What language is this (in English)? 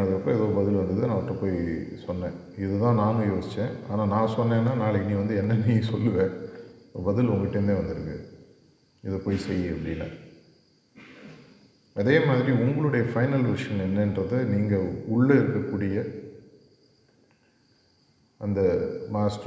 Tamil